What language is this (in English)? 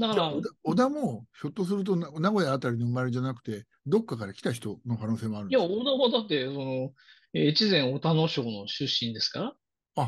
Japanese